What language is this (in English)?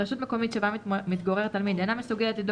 Hebrew